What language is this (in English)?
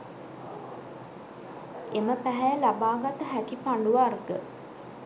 Sinhala